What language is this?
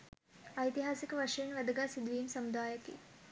Sinhala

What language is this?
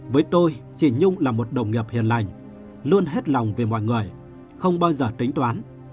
Vietnamese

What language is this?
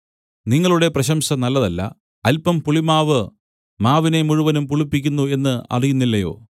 Malayalam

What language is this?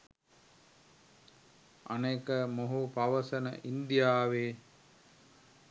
Sinhala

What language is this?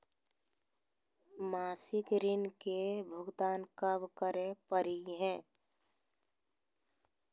Magahi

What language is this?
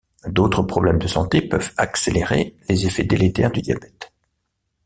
French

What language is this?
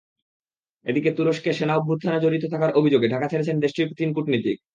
Bangla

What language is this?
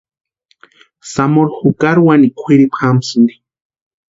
Western Highland Purepecha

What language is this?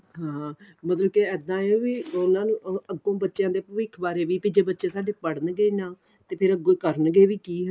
Punjabi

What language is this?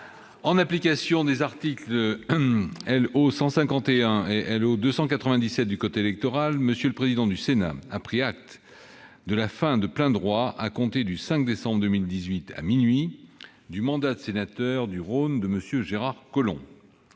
French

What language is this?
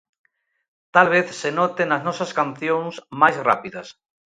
Galician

